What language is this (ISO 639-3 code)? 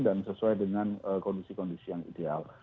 ind